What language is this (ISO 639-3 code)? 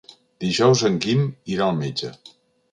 cat